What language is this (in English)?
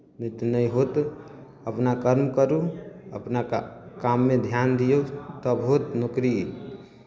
Maithili